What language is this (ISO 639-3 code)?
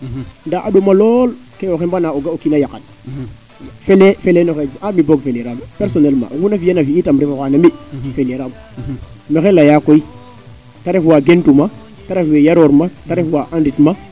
srr